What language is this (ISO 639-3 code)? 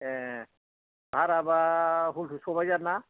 brx